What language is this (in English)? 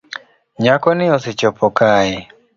Luo (Kenya and Tanzania)